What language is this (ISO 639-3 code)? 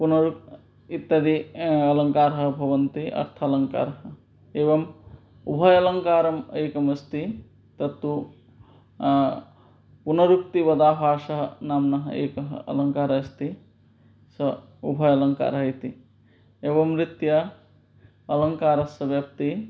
san